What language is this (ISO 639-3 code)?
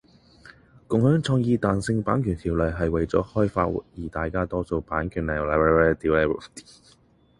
yue